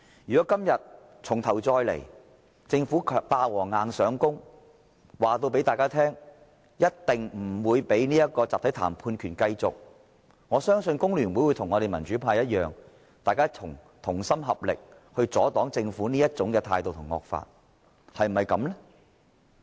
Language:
Cantonese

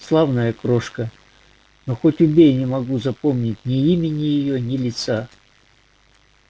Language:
Russian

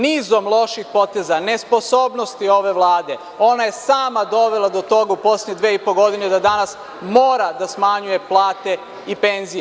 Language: Serbian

